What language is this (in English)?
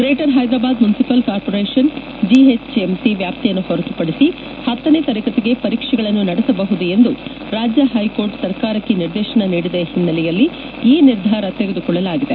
Kannada